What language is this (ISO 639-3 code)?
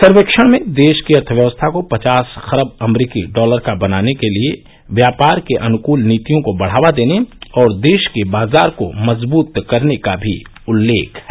hin